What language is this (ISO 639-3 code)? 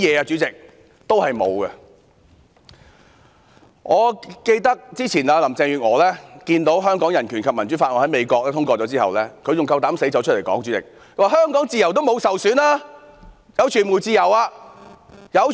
yue